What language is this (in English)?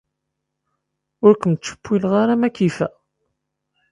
Kabyle